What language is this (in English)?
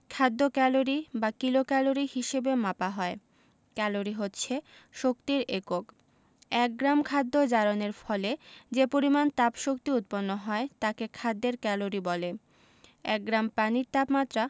Bangla